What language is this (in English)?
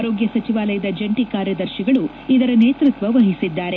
Kannada